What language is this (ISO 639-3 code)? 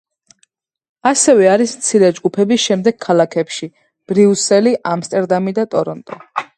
kat